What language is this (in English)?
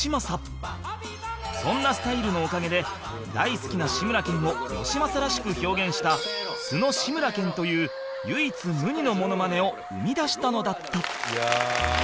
Japanese